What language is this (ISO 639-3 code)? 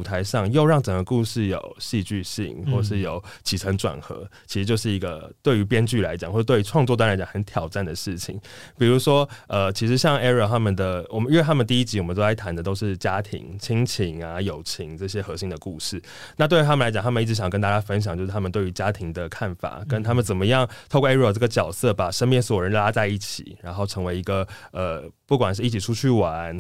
zho